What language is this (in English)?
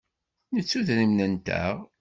Kabyle